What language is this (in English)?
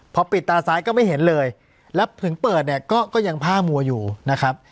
Thai